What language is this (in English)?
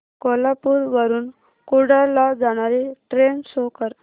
Marathi